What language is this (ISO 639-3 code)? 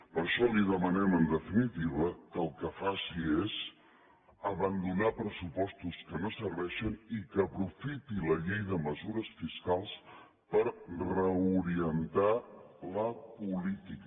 cat